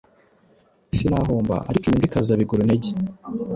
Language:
Kinyarwanda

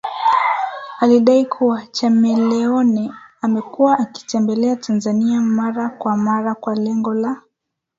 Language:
Swahili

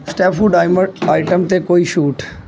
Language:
Punjabi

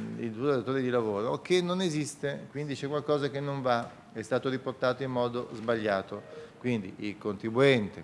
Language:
Italian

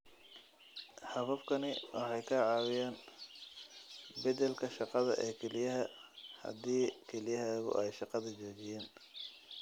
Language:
Somali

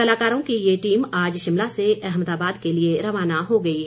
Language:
Hindi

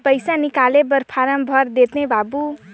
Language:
Chhattisgarhi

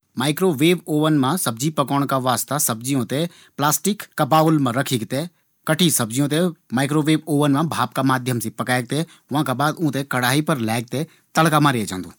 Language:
Garhwali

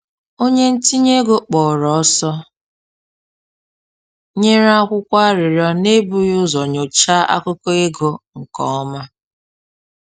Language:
Igbo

